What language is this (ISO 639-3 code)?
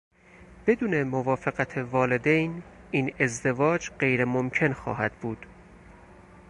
fas